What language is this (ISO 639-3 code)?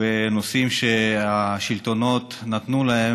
heb